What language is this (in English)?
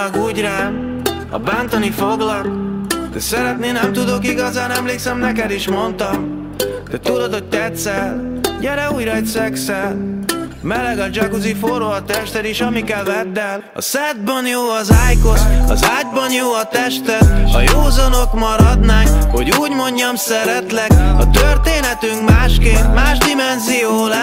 Hungarian